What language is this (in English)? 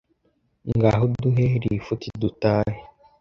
Kinyarwanda